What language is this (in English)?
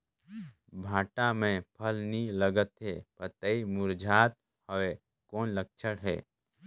Chhattisgarhi